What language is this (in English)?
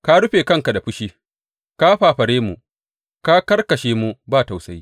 Hausa